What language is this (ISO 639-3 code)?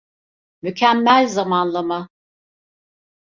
tur